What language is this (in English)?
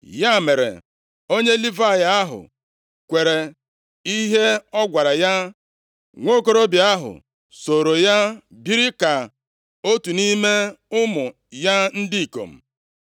Igbo